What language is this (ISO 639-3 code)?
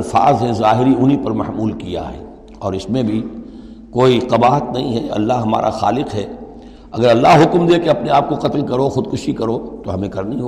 urd